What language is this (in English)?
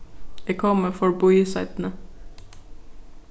Faroese